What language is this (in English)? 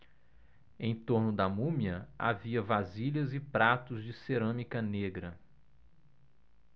Portuguese